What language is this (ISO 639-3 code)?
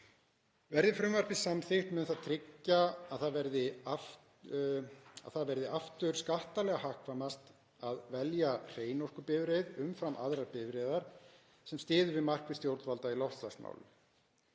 isl